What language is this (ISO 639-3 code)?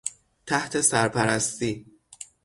fas